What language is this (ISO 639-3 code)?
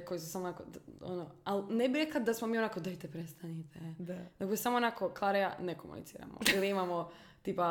hrv